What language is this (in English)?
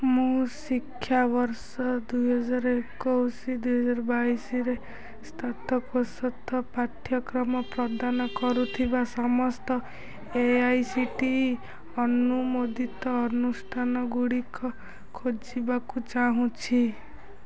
Odia